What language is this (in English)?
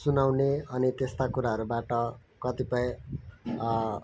Nepali